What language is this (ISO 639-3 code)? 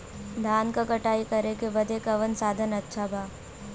bho